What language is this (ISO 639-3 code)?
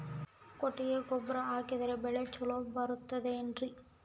kan